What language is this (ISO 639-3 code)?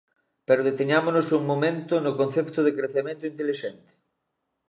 glg